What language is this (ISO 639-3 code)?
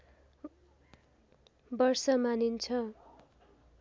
nep